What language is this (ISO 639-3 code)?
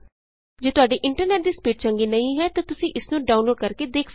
pan